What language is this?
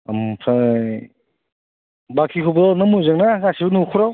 Bodo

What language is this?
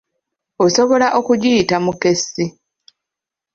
Ganda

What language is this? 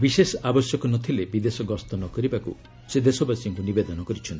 Odia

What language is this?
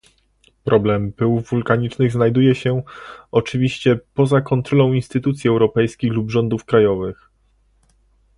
Polish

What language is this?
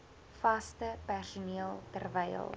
Afrikaans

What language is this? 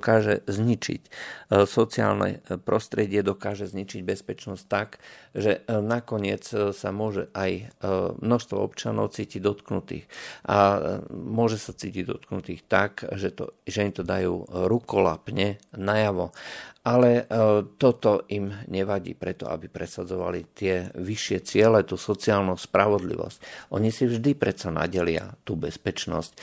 Slovak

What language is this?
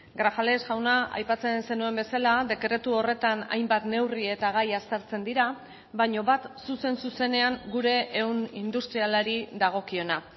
Basque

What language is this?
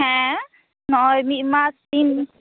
Santali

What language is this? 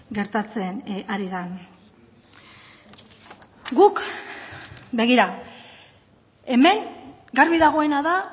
Basque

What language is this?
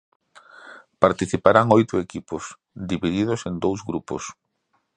Galician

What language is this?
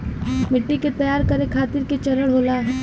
Bhojpuri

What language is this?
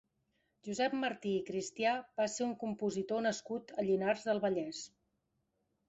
Catalan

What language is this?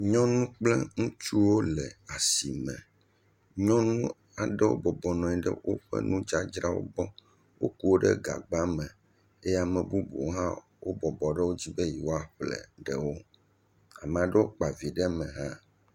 Ewe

